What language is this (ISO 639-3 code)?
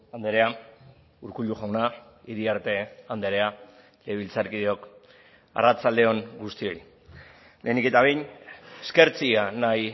eus